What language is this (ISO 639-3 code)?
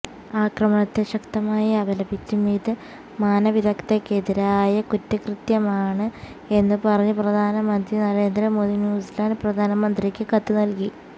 mal